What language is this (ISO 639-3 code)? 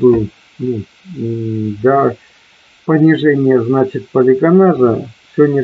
rus